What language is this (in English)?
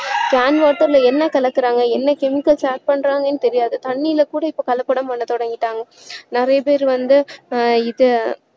Tamil